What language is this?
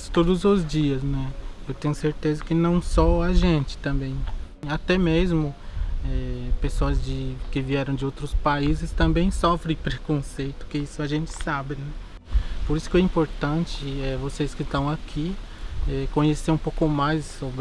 Portuguese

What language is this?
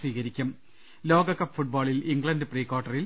Malayalam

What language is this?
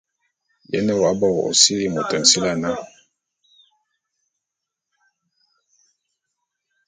Bulu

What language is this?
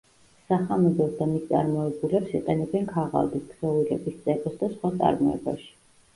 Georgian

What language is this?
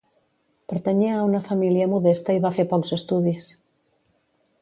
Catalan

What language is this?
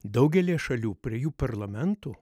Lithuanian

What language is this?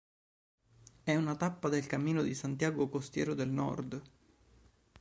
Italian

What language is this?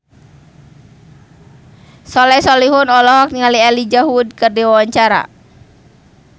Sundanese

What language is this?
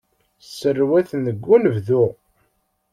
Kabyle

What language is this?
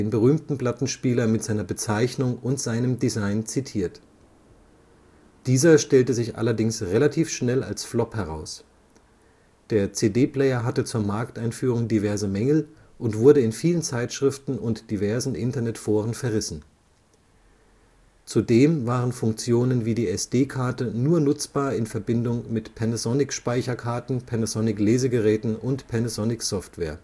German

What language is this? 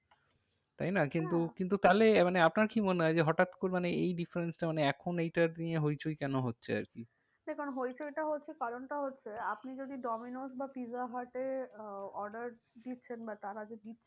Bangla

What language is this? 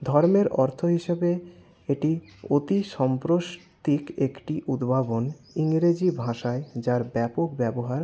Bangla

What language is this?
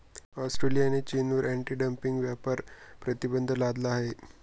Marathi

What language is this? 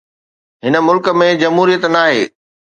Sindhi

